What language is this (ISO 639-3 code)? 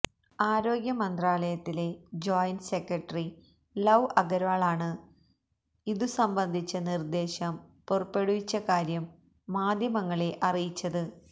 mal